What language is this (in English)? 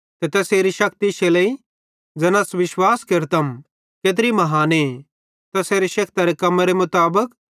Bhadrawahi